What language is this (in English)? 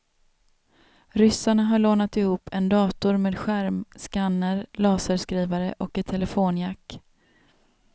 Swedish